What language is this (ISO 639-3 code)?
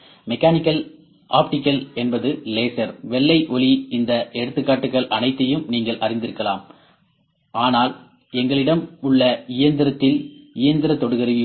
tam